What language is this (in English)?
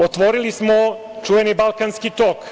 Serbian